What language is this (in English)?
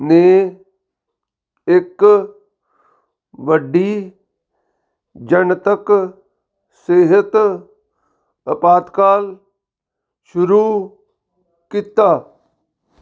Punjabi